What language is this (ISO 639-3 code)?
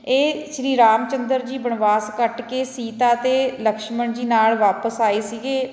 pan